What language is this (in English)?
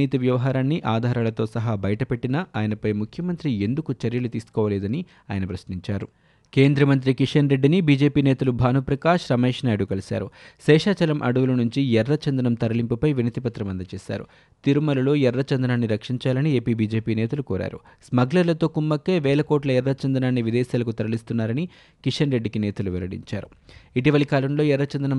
Telugu